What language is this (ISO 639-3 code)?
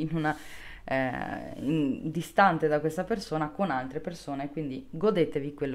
ita